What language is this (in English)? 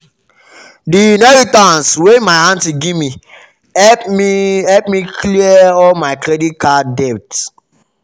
Nigerian Pidgin